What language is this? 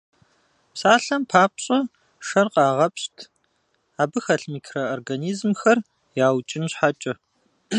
Kabardian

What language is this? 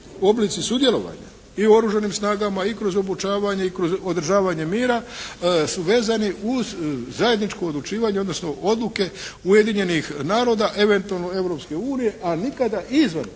Croatian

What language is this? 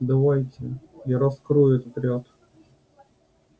Russian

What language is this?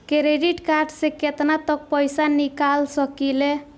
Bhojpuri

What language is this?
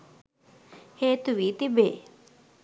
Sinhala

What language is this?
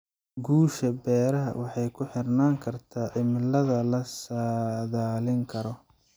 Somali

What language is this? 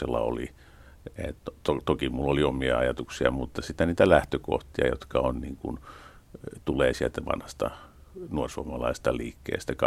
Finnish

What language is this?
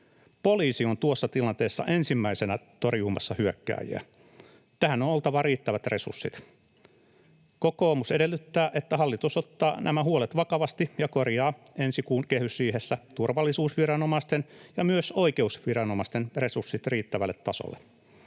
Finnish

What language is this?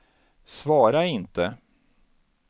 Swedish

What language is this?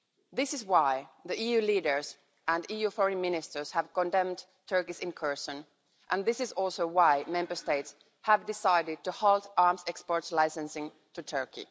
English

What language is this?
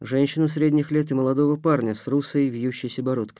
Russian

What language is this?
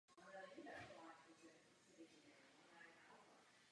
Czech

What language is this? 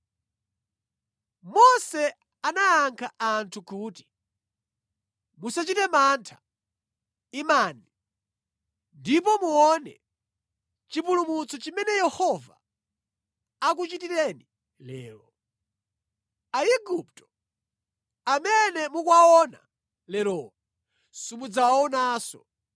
Nyanja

